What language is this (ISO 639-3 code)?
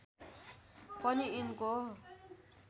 nep